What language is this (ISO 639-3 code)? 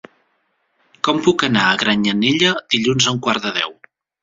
cat